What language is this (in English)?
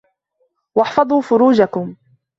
Arabic